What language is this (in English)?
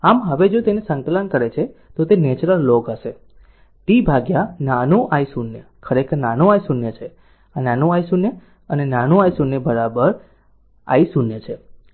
Gujarati